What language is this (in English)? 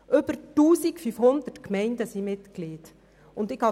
Swiss German